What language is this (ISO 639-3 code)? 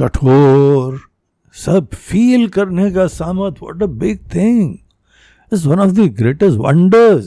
hin